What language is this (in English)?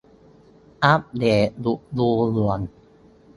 Thai